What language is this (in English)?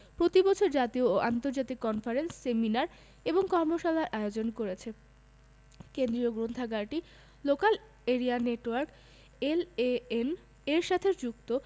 Bangla